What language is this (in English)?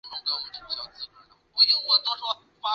Chinese